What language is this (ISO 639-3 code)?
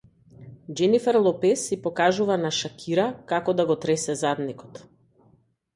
mkd